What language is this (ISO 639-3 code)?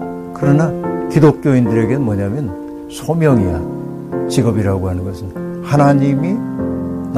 kor